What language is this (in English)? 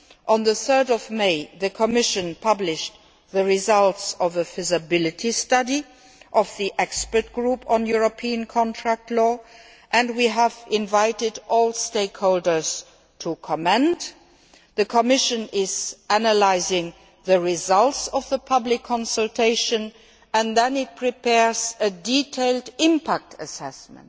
English